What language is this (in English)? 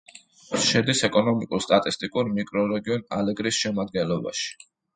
Georgian